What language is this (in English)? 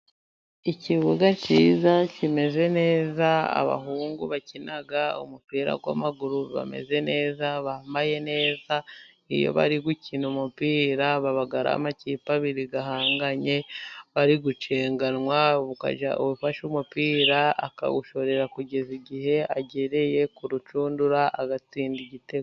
Kinyarwanda